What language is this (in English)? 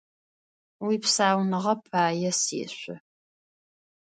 Adyghe